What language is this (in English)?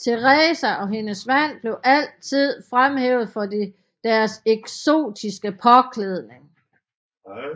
Danish